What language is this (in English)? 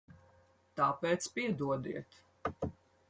Latvian